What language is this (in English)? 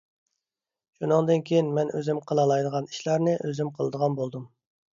Uyghur